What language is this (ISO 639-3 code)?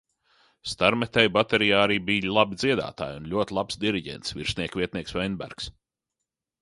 lav